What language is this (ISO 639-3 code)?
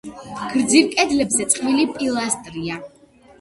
kat